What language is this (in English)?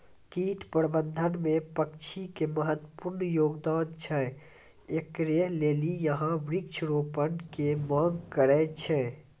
Maithili